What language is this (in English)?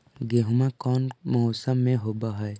Magahi